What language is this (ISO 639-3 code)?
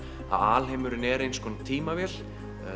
isl